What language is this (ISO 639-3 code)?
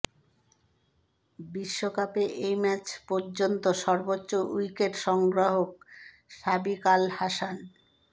ben